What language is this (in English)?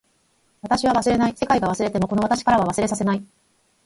Japanese